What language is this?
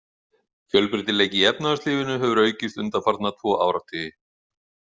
Icelandic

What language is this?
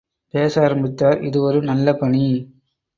Tamil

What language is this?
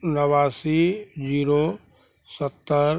Maithili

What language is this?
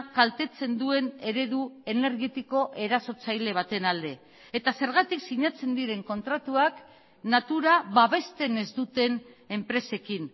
Basque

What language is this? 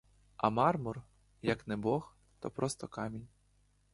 Ukrainian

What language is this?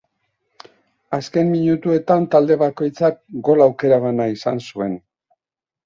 Basque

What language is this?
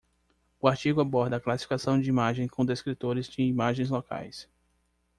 Portuguese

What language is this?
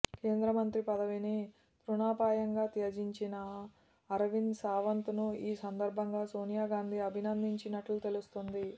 Telugu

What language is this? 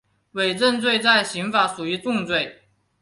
Chinese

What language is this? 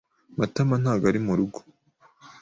Kinyarwanda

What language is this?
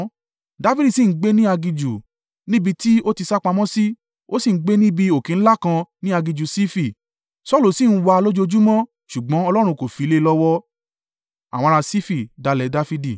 Yoruba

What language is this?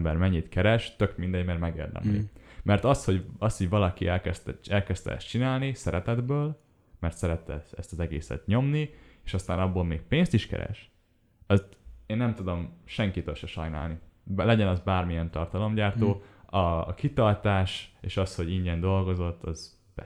Hungarian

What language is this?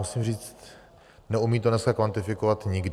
Czech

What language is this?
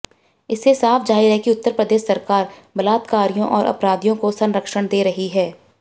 Hindi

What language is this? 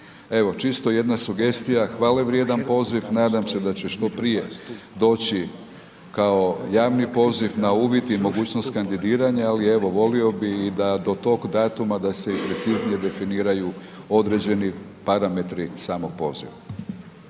Croatian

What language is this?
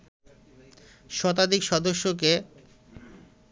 Bangla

